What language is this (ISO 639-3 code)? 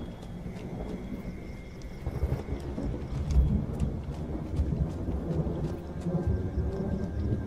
vie